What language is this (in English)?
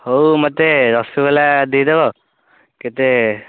Odia